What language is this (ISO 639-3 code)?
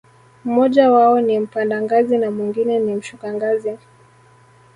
swa